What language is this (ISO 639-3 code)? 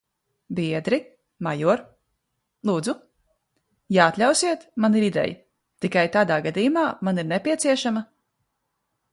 lav